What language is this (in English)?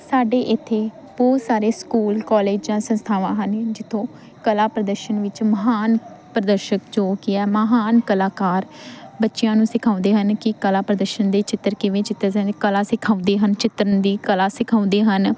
Punjabi